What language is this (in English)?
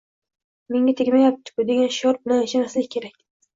Uzbek